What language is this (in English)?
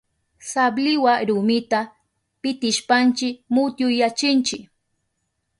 Southern Pastaza Quechua